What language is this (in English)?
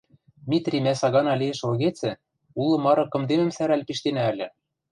Western Mari